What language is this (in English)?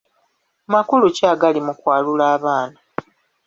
Ganda